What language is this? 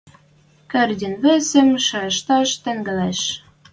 Western Mari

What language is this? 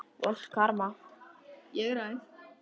Icelandic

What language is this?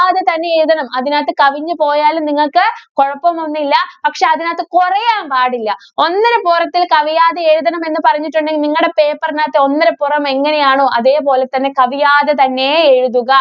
Malayalam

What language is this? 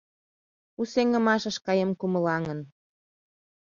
Mari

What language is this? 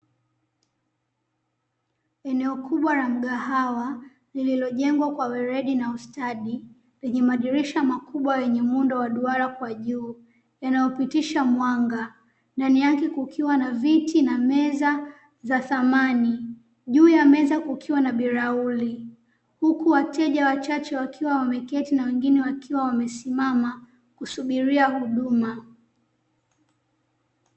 Swahili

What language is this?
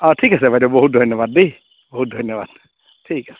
Assamese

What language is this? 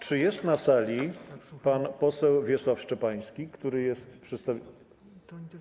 Polish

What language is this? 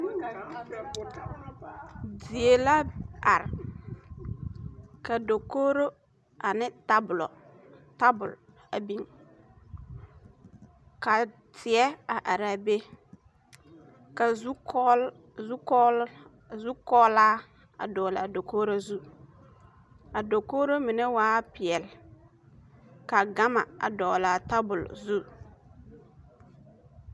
Southern Dagaare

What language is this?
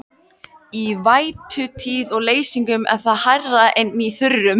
Icelandic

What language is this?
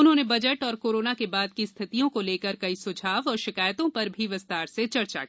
Hindi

